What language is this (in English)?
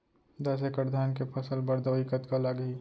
Chhattisgarhi